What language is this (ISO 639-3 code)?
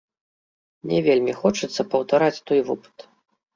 bel